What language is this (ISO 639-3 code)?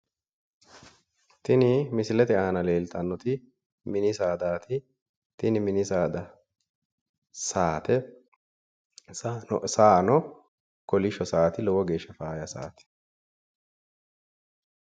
sid